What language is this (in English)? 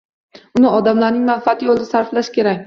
Uzbek